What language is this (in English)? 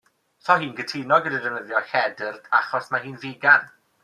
Welsh